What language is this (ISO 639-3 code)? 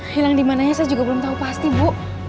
ind